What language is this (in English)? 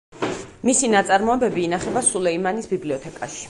Georgian